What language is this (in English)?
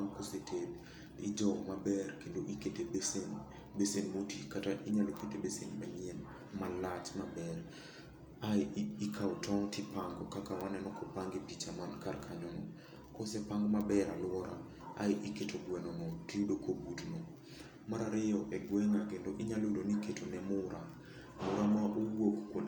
Luo (Kenya and Tanzania)